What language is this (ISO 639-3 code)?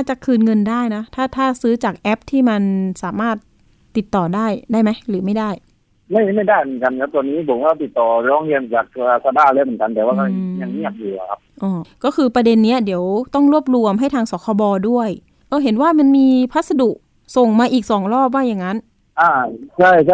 tha